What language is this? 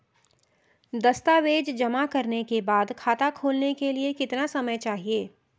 Hindi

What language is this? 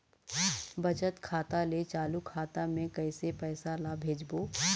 Chhattisgarhi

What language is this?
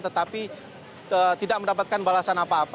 Indonesian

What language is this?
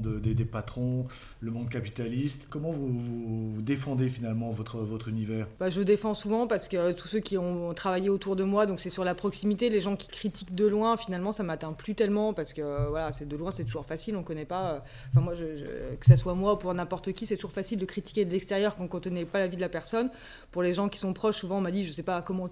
French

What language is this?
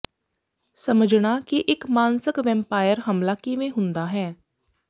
Punjabi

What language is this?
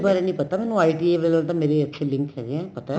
Punjabi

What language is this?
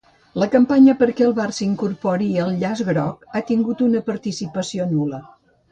Catalan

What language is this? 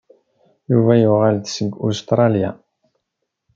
Kabyle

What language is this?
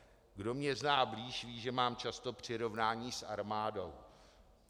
Czech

